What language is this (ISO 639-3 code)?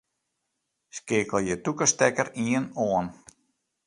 fry